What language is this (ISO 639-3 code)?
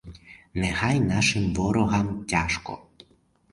ukr